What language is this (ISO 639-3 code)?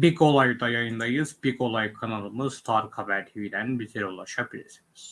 tur